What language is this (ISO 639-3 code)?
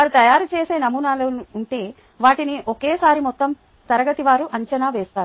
tel